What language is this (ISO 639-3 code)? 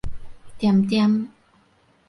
nan